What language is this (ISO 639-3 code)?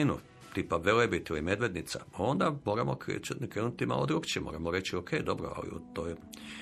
hrv